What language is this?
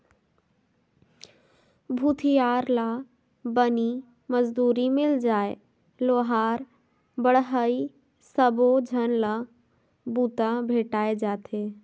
Chhattisgarhi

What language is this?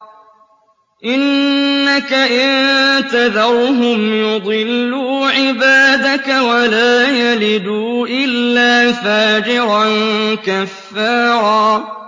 Arabic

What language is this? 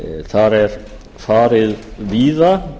Icelandic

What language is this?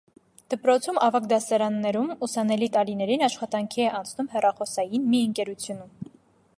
Armenian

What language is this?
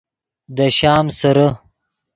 Yidgha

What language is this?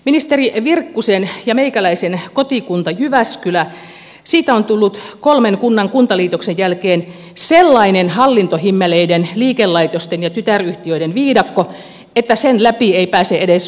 Finnish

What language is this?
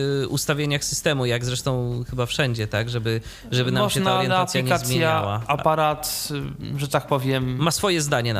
Polish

